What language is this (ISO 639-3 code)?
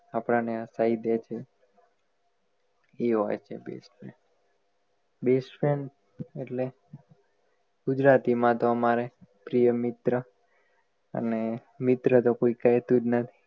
guj